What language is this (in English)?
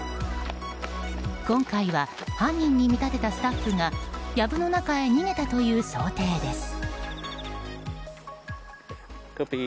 Japanese